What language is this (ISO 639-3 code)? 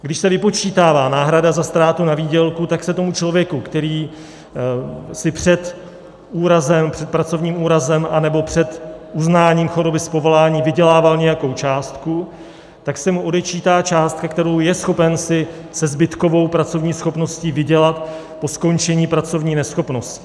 ces